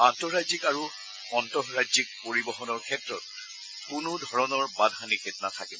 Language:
Assamese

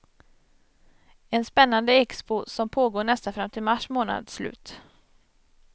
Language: Swedish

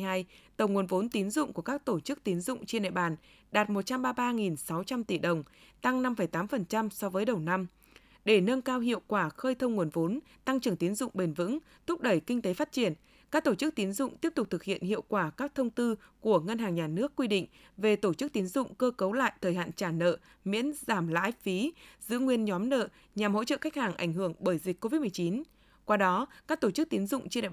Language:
Vietnamese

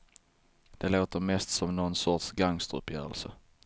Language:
Swedish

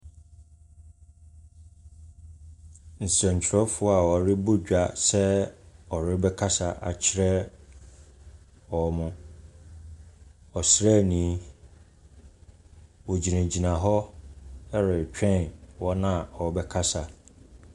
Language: Akan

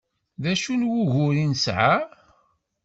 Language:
Kabyle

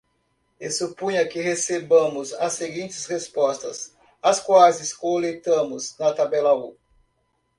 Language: Portuguese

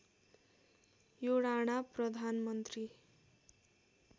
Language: Nepali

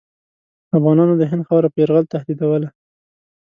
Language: Pashto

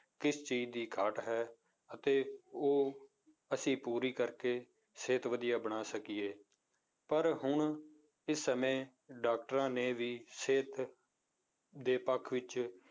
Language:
Punjabi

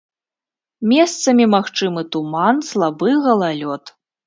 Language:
Belarusian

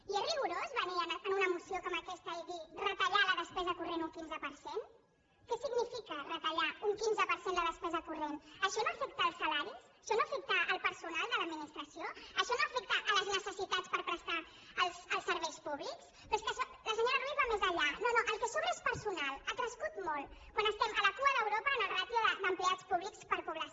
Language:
Catalan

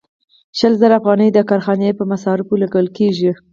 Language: Pashto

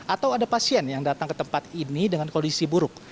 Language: Indonesian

